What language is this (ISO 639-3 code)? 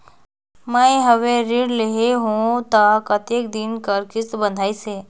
hne